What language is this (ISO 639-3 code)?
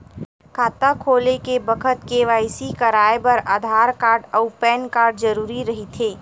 hne